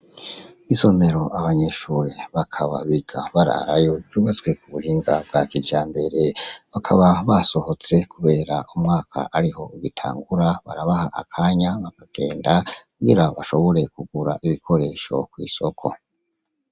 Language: Rundi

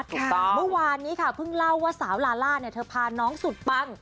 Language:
Thai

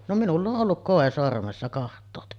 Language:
Finnish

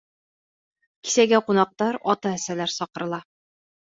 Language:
Bashkir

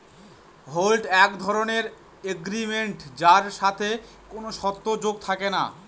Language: Bangla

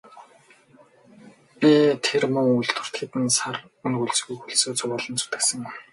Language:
Mongolian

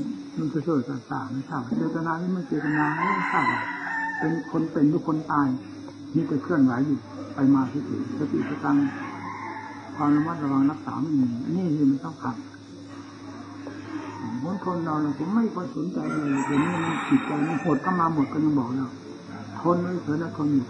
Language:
Thai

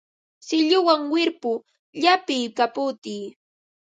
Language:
Ambo-Pasco Quechua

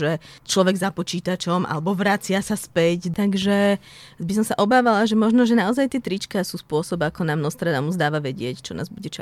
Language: Slovak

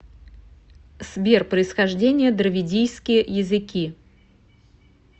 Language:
Russian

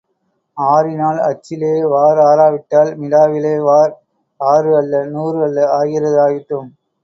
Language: Tamil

